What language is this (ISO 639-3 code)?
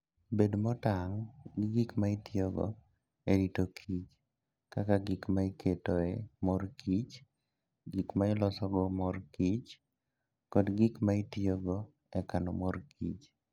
luo